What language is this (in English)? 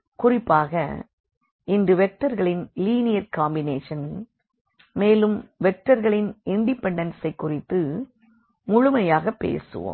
Tamil